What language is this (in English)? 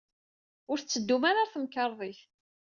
Kabyle